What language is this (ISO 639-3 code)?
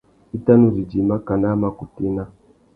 bag